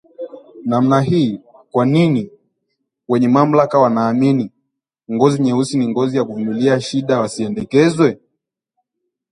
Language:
Swahili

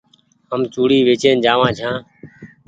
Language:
Goaria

